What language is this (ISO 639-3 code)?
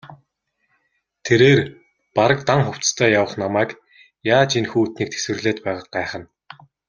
mon